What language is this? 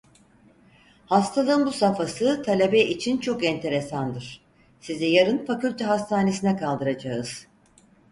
Turkish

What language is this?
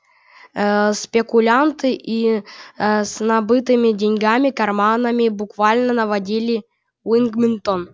Russian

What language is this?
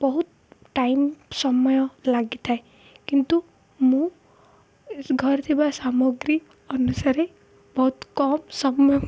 Odia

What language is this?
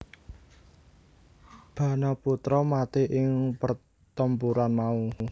Javanese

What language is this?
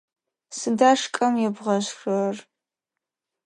Adyghe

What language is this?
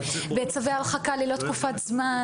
Hebrew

